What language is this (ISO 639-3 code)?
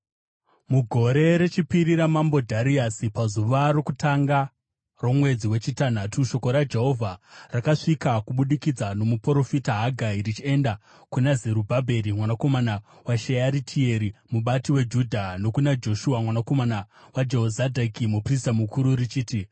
sna